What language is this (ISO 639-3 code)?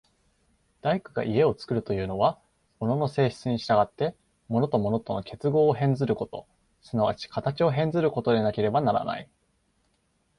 jpn